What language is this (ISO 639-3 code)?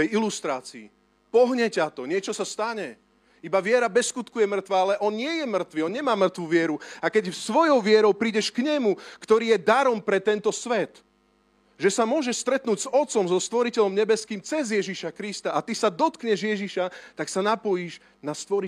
slk